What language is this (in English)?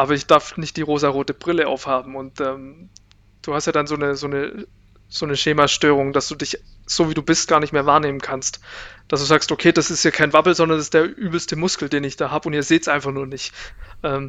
German